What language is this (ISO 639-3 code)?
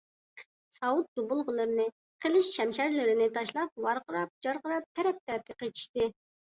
uig